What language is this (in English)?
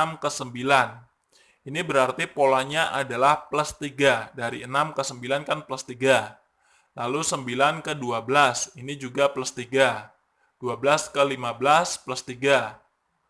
Indonesian